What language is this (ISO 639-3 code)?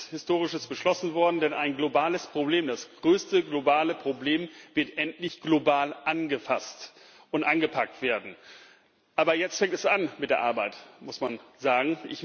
deu